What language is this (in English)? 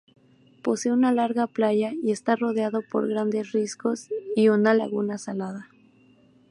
Spanish